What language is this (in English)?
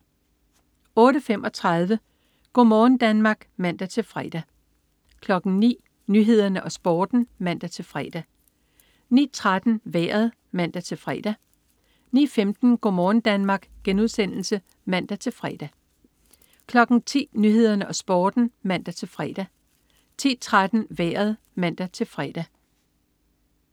Danish